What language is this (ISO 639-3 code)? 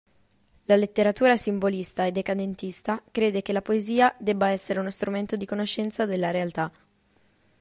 ita